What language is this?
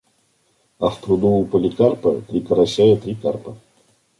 Russian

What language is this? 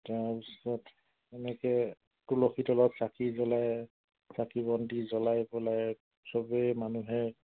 Assamese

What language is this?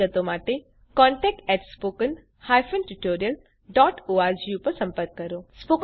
Gujarati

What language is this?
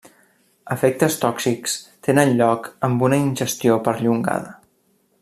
Catalan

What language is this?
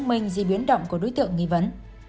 Vietnamese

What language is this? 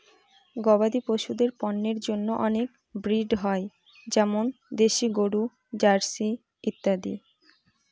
Bangla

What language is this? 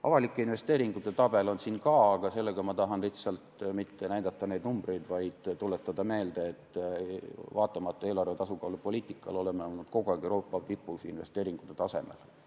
Estonian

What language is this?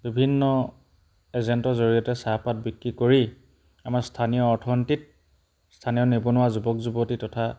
Assamese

